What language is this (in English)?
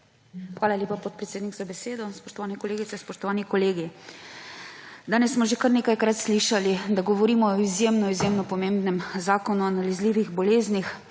Slovenian